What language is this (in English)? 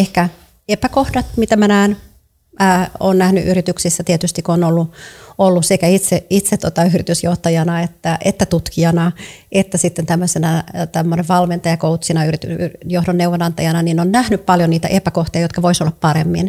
Finnish